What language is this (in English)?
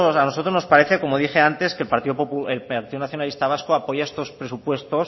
Spanish